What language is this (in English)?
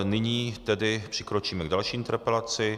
Czech